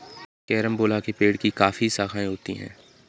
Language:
Hindi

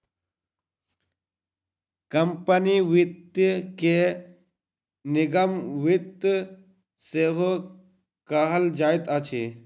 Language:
Maithili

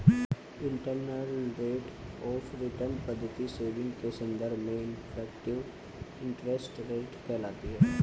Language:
Hindi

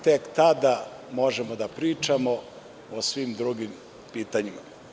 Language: Serbian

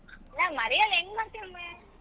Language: Kannada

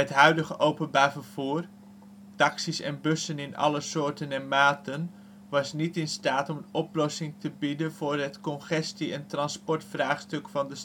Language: Dutch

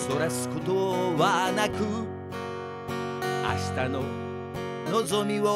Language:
Japanese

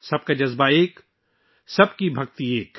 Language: Urdu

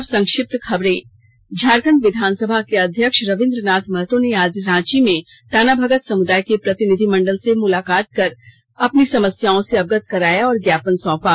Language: Hindi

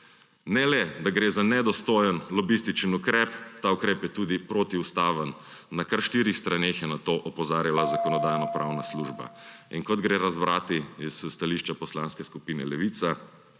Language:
Slovenian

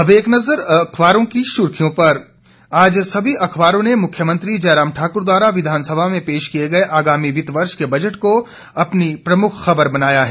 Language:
Hindi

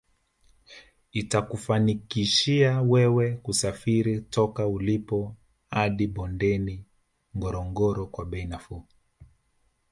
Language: Swahili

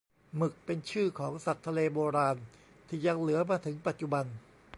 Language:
Thai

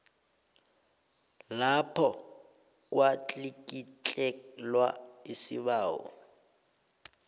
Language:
South Ndebele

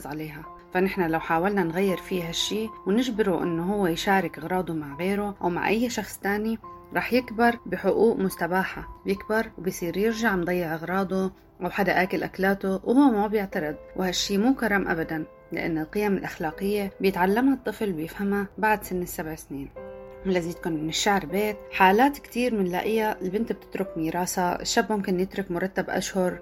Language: Arabic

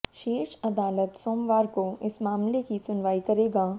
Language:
Hindi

